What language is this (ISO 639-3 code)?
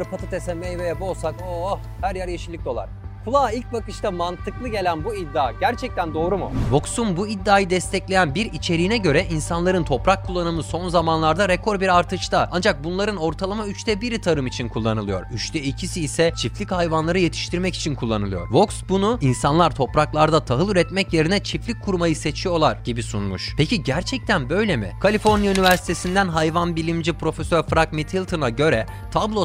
tur